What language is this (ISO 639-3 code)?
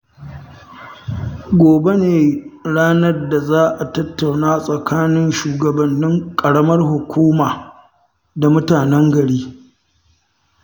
hau